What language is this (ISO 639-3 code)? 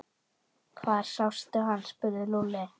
isl